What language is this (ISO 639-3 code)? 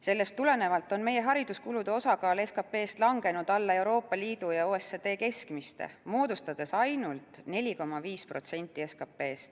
est